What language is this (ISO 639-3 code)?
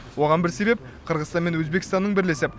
kaz